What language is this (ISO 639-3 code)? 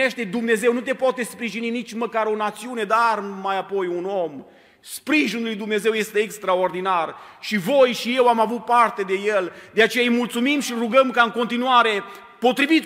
ron